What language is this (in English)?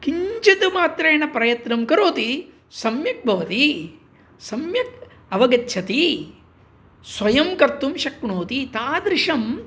Sanskrit